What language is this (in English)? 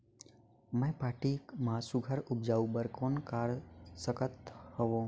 Chhattisgarhi